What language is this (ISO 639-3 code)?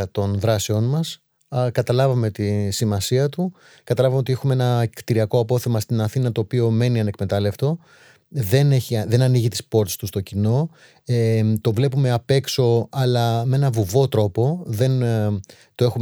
ell